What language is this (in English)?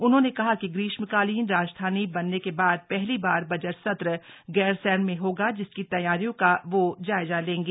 Hindi